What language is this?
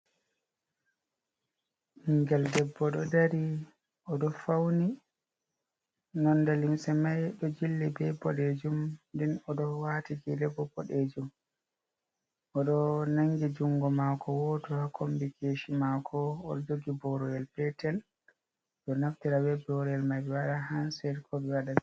Fula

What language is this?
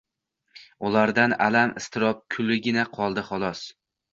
Uzbek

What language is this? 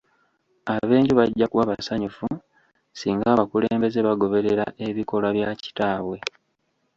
Ganda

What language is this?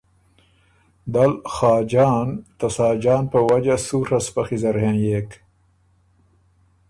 Ormuri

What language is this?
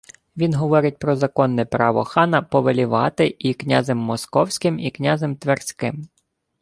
Ukrainian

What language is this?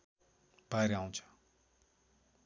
Nepali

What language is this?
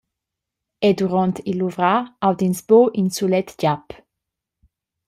Romansh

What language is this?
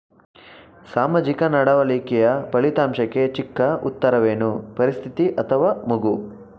Kannada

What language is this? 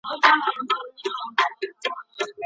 Pashto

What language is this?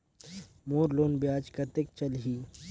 Chhattisgarhi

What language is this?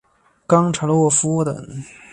Chinese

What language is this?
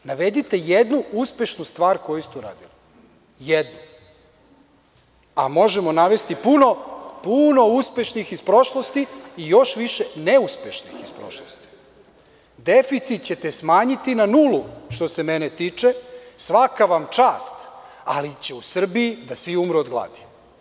Serbian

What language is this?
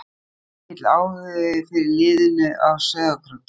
Icelandic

